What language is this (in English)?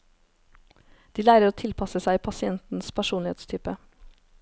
Norwegian